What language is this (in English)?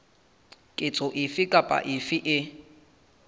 Southern Sotho